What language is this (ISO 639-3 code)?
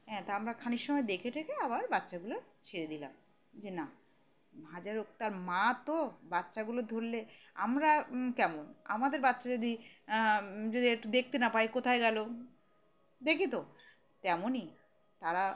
ben